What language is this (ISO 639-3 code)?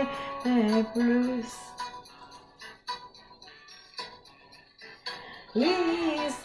fra